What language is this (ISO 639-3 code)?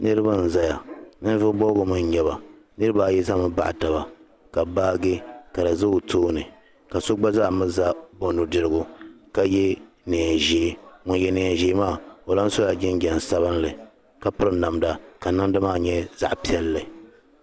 dag